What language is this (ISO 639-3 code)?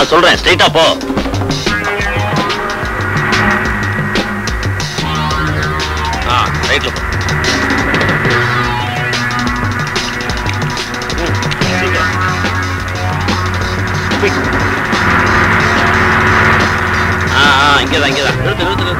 ind